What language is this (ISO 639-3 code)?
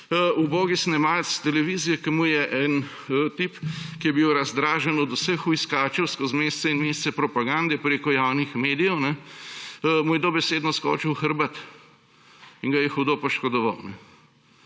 slv